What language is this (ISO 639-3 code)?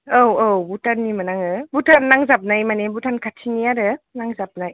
brx